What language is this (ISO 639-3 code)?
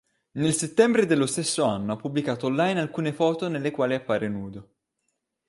ita